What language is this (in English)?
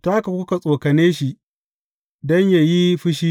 Hausa